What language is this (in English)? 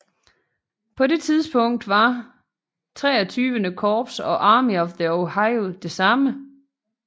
Danish